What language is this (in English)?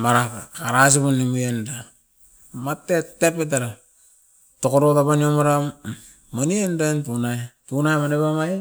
Askopan